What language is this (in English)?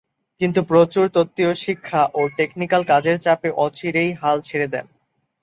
Bangla